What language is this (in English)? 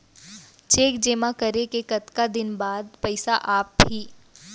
Chhattisgarhi